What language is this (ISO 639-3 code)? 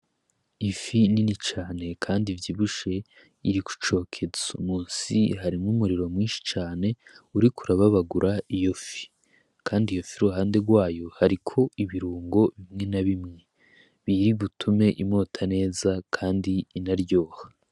run